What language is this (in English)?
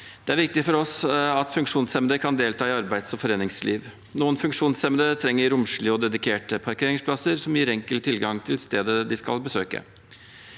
Norwegian